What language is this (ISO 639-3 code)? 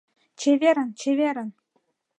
chm